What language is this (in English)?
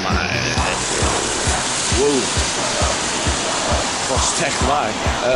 Dutch